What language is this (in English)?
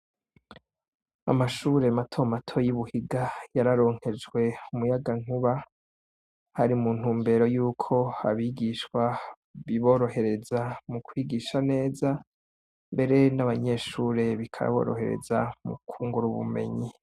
Rundi